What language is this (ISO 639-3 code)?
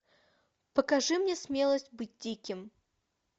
rus